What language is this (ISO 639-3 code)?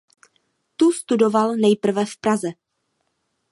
ces